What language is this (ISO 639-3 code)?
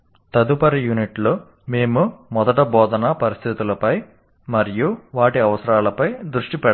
tel